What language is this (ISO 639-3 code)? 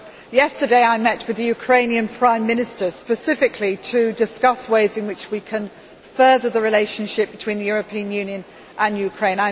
eng